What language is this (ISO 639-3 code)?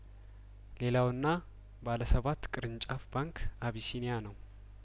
amh